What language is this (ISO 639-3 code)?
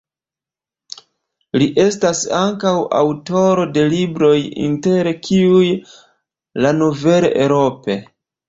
epo